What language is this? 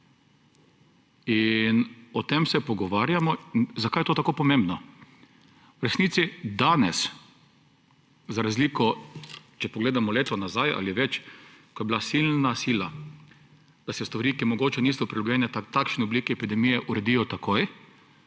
Slovenian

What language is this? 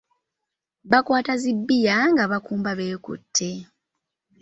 Ganda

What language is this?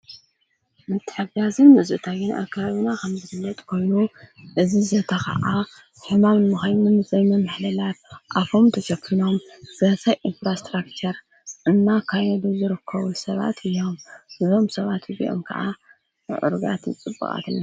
Tigrinya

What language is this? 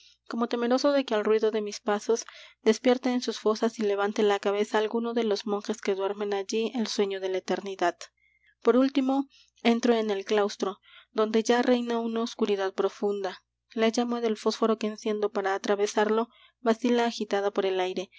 Spanish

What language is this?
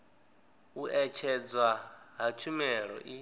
Venda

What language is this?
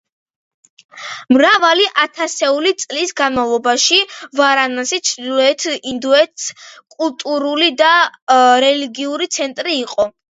Georgian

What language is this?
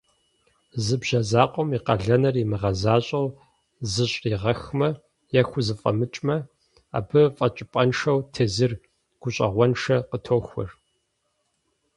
Kabardian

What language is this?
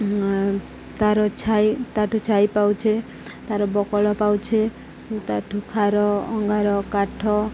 Odia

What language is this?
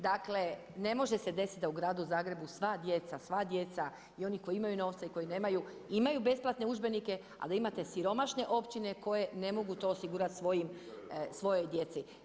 Croatian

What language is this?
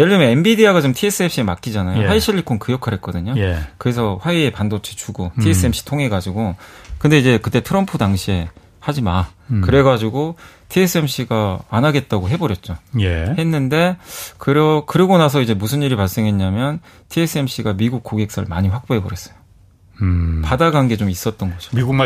Korean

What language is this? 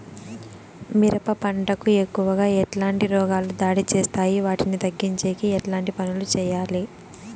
Telugu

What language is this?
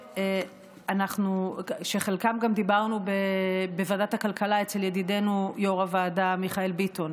Hebrew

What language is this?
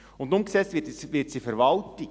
Swiss German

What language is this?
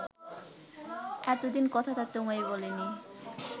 Bangla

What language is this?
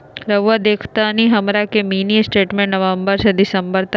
Magahi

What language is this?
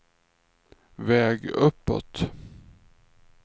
Swedish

